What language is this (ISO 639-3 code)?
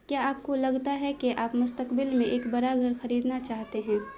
urd